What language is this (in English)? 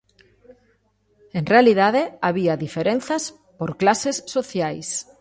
Galician